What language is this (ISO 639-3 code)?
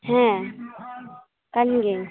sat